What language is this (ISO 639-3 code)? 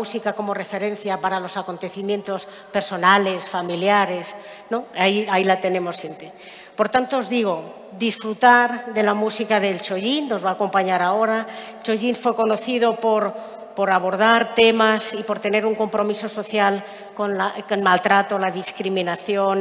spa